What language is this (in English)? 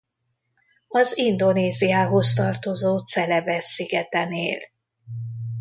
Hungarian